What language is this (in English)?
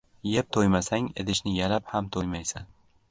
Uzbek